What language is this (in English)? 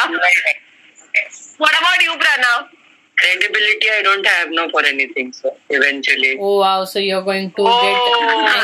Marathi